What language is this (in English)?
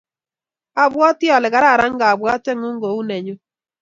Kalenjin